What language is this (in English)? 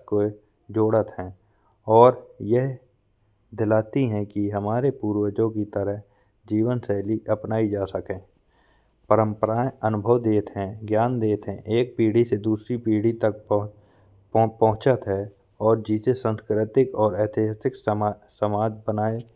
Bundeli